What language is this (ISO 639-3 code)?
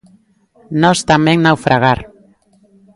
glg